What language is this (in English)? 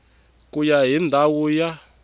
Tsonga